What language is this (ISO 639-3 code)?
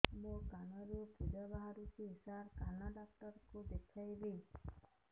ori